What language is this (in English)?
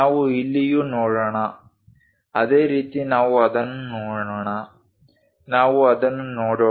Kannada